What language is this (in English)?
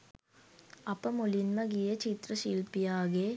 Sinhala